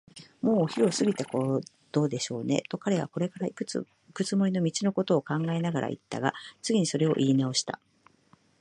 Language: Japanese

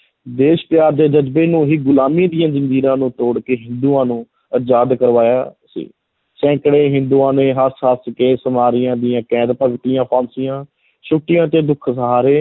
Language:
Punjabi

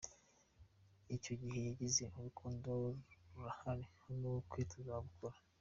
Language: Kinyarwanda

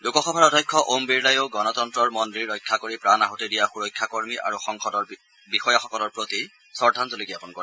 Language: Assamese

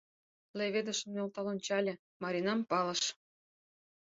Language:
Mari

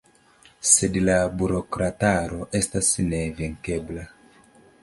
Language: Esperanto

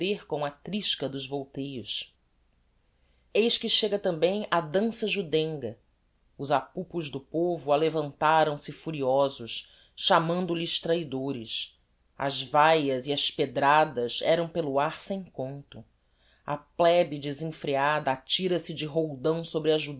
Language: Portuguese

